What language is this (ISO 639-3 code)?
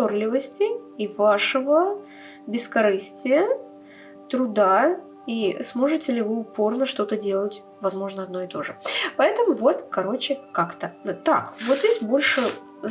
rus